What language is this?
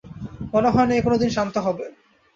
Bangla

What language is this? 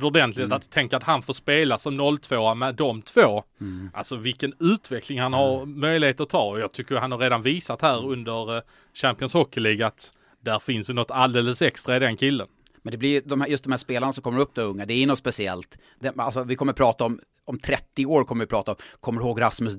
Swedish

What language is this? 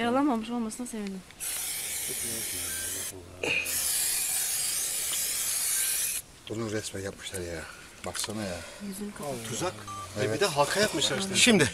Turkish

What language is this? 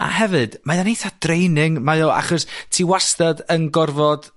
Welsh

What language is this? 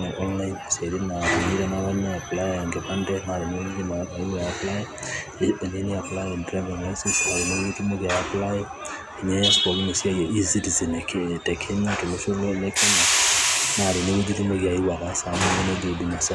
Masai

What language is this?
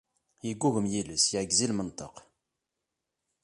Kabyle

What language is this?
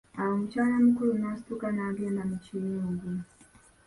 Ganda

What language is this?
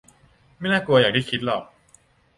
Thai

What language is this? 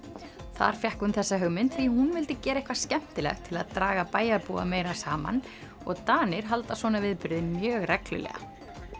Icelandic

